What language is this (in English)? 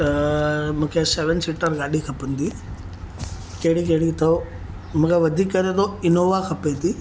Sindhi